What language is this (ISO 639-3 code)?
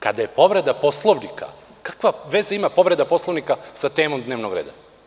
srp